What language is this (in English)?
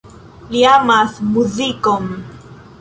Esperanto